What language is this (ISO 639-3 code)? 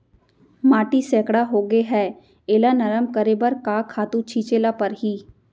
hne